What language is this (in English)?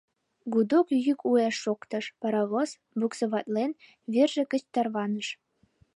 Mari